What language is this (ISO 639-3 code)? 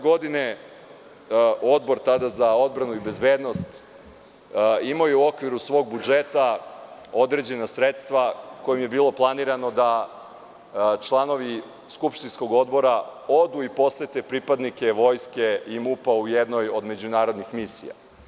srp